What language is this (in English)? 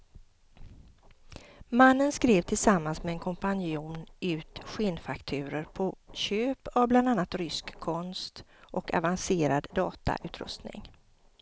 Swedish